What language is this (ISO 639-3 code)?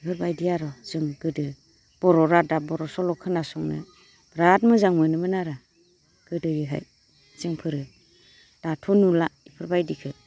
brx